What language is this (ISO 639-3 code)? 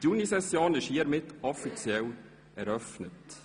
gsw